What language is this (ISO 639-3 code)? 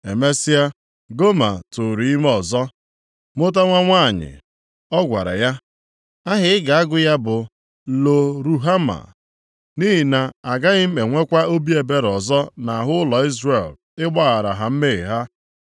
ibo